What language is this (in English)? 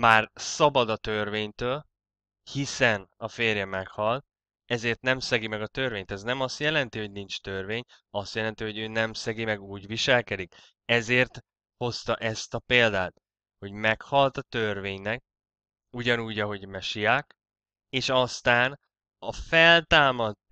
Hungarian